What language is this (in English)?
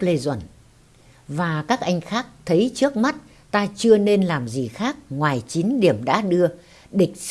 Vietnamese